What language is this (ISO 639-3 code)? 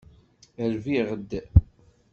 kab